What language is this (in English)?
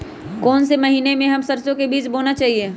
Magahi